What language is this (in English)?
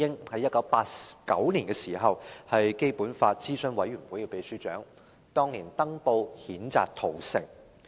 Cantonese